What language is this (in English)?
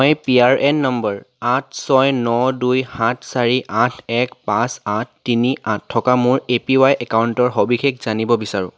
Assamese